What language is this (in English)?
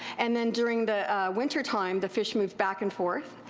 English